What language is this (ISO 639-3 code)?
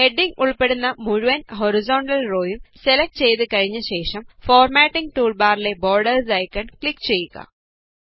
mal